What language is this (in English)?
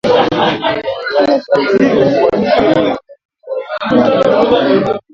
Swahili